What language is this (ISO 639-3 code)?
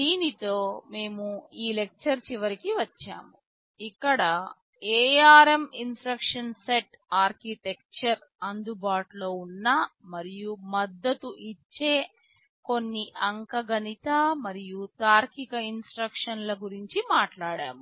tel